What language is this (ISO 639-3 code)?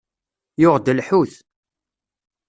kab